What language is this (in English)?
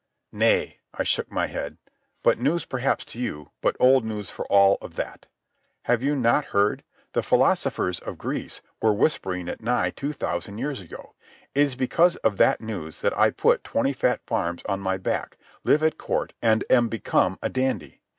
English